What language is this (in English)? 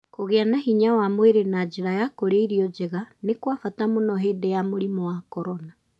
Kikuyu